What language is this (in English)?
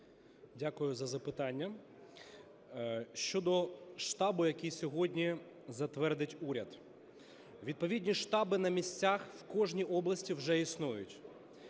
Ukrainian